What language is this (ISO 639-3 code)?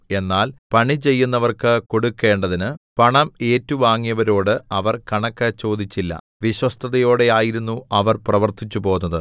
mal